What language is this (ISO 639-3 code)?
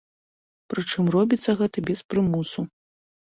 bel